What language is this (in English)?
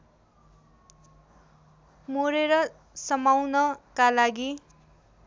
Nepali